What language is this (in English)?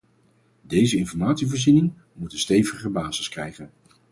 Dutch